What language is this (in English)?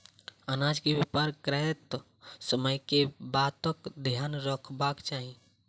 Maithili